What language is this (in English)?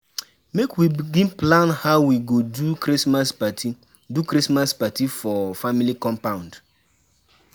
Nigerian Pidgin